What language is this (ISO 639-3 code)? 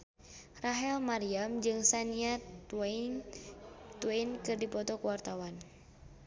sun